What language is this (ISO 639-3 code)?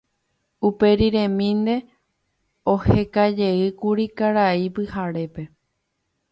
grn